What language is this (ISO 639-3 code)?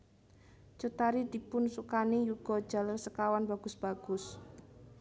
jav